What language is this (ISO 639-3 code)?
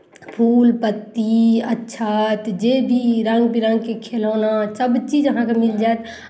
mai